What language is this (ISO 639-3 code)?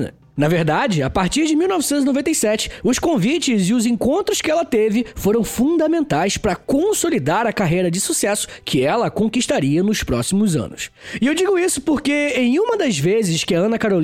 por